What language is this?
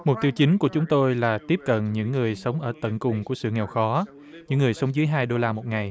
Vietnamese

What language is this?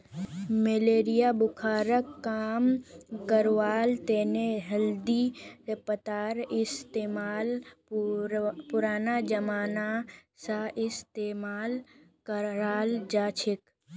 Magahi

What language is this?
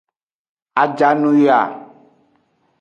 Aja (Benin)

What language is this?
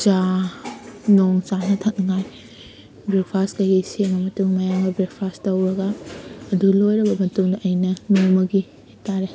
Manipuri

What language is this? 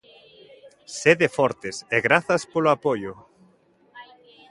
Galician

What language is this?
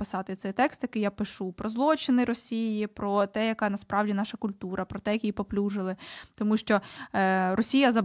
Ukrainian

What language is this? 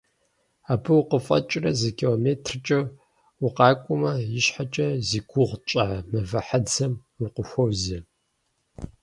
Kabardian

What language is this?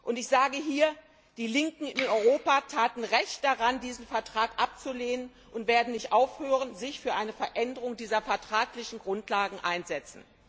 German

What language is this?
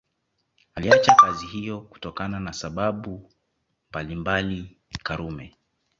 Swahili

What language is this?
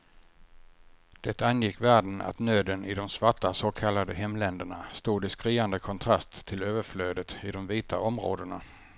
Swedish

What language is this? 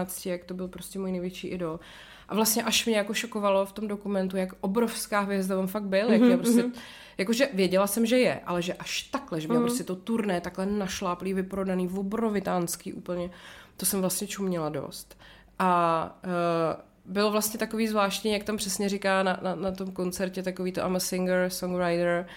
Czech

